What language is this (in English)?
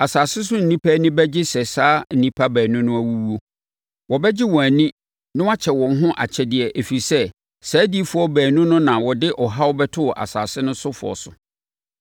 Akan